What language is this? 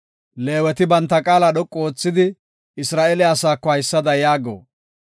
Gofa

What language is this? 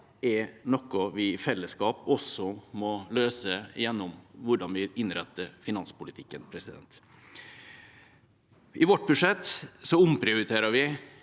Norwegian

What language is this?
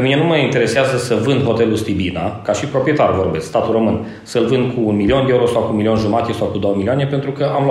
Romanian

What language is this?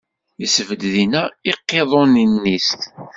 Kabyle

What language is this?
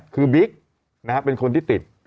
Thai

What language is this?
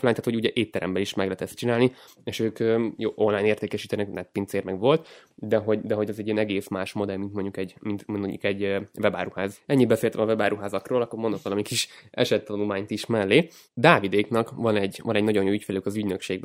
Hungarian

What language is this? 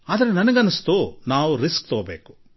Kannada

